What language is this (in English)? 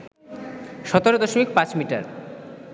Bangla